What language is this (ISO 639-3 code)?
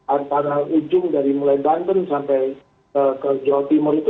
ind